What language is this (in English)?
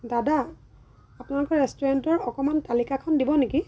Assamese